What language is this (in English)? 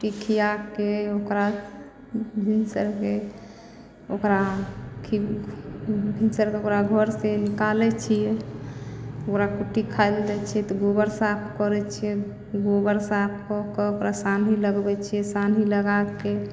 Maithili